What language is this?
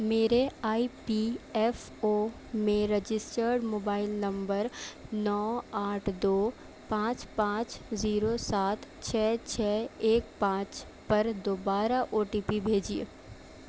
Urdu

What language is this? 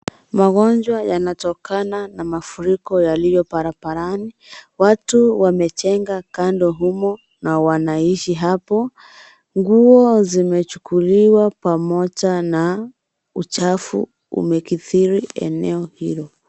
Swahili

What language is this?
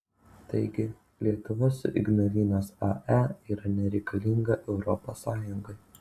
Lithuanian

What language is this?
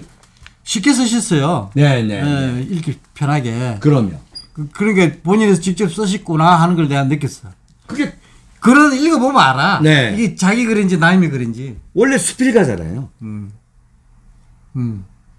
Korean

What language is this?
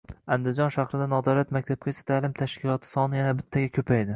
Uzbek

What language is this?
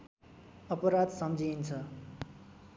Nepali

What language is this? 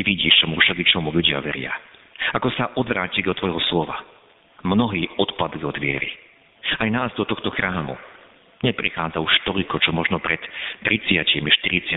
Slovak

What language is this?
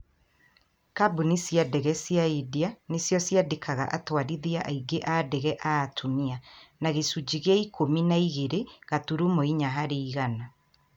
Kikuyu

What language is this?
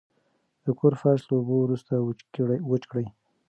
Pashto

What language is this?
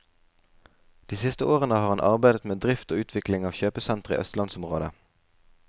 Norwegian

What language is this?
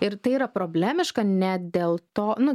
Lithuanian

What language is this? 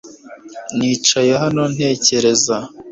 Kinyarwanda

